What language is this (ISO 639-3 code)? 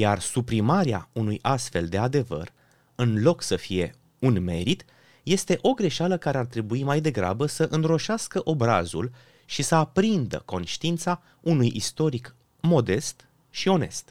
ron